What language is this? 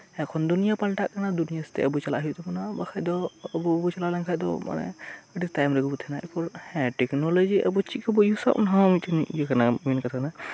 Santali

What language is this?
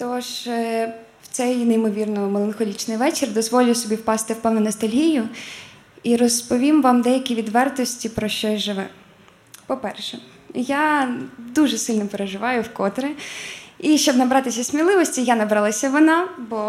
Ukrainian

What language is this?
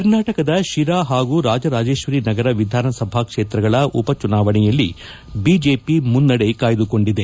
Kannada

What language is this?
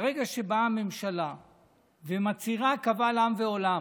Hebrew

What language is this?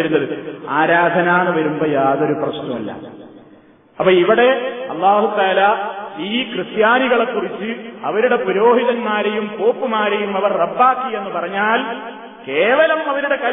Malayalam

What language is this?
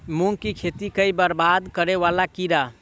Maithili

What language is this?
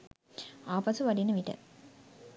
Sinhala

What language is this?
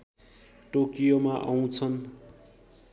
Nepali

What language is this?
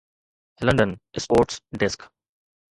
Sindhi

